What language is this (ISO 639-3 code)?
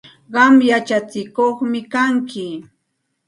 qxt